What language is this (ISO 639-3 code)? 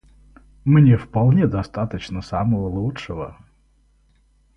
rus